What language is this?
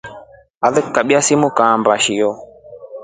Rombo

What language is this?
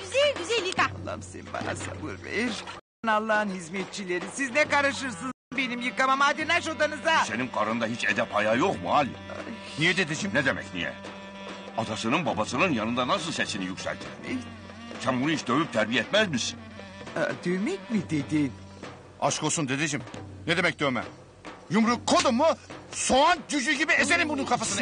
Turkish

